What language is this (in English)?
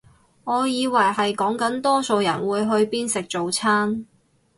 Cantonese